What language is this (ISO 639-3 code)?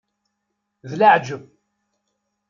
kab